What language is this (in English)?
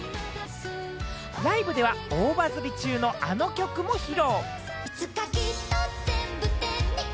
Japanese